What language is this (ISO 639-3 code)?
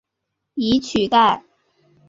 zho